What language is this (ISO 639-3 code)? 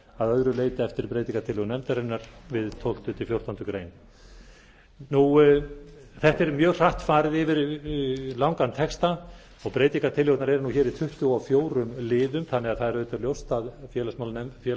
isl